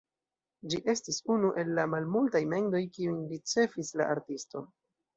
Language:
Esperanto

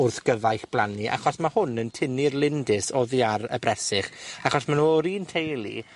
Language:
Welsh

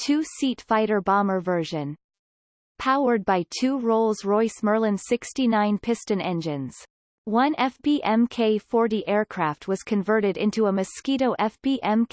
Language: English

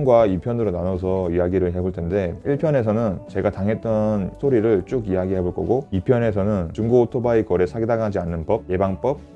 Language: Korean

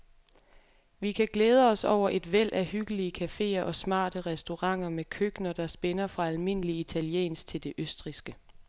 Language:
Danish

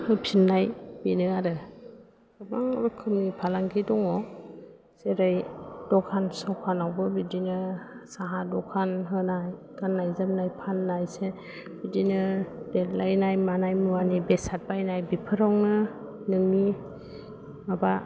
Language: Bodo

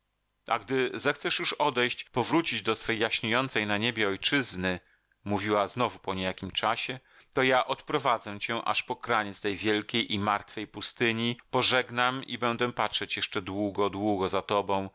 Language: Polish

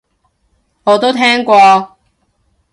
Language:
Cantonese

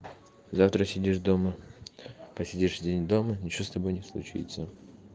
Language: Russian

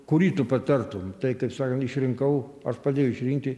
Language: Lithuanian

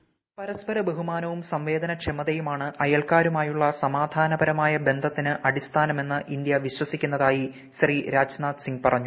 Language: Malayalam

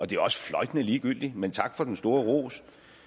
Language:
Danish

